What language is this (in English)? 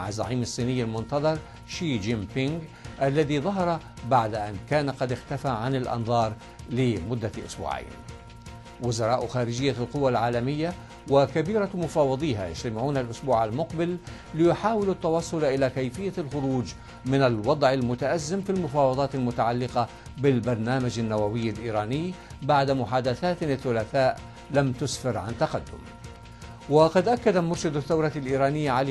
Arabic